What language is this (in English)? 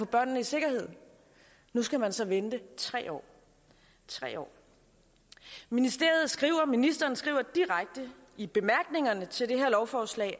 Danish